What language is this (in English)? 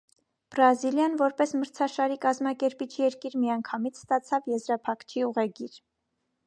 Armenian